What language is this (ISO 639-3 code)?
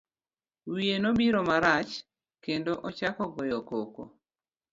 luo